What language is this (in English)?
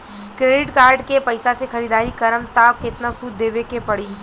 Bhojpuri